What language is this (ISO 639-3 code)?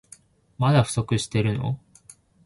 jpn